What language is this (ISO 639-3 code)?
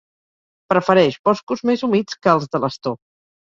cat